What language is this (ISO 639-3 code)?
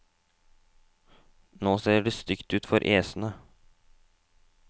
nor